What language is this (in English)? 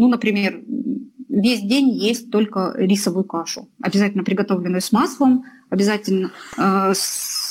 Russian